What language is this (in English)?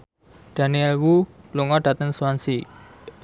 Javanese